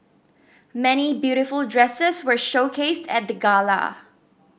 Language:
English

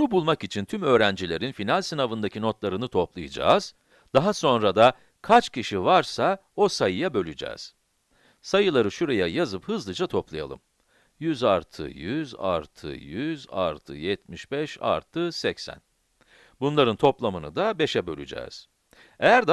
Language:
Turkish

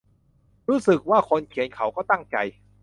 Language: Thai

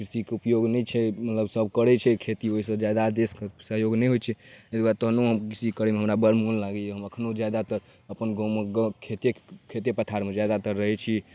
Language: Maithili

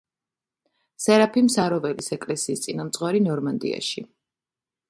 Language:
Georgian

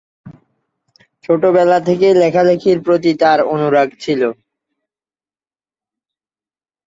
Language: Bangla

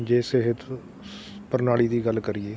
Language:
Punjabi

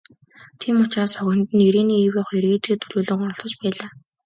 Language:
Mongolian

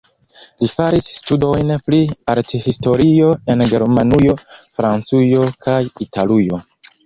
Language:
Esperanto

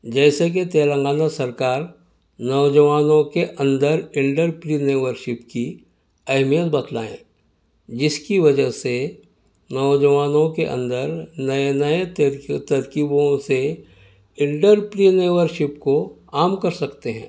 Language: Urdu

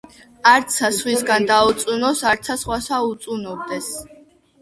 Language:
Georgian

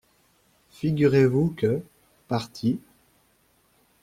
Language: French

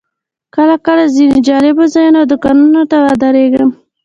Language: Pashto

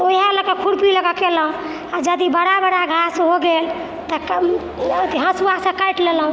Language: Maithili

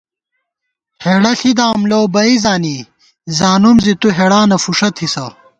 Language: Gawar-Bati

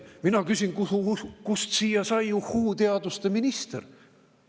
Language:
Estonian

